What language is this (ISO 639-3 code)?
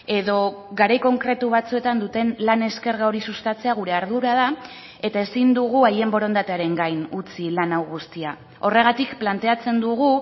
eus